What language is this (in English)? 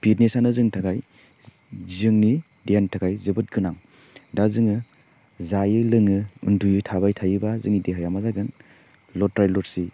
Bodo